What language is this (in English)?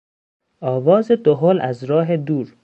Persian